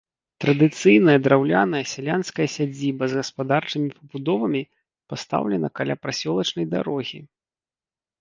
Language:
Belarusian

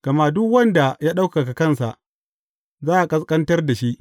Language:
Hausa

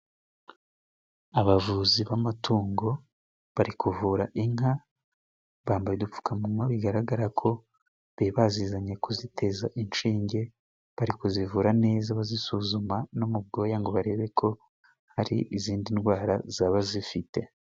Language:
Kinyarwanda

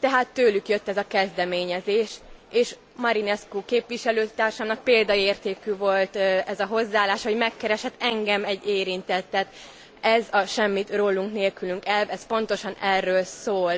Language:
Hungarian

